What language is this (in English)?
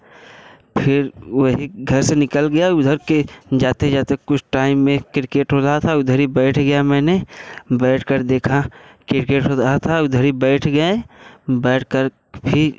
Hindi